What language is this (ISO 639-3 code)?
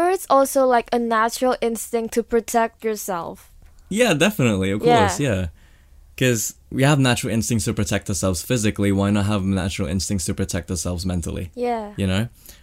eng